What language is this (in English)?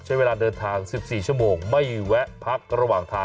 Thai